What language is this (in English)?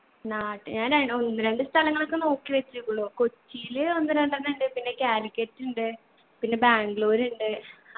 Malayalam